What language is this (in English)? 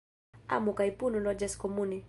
Esperanto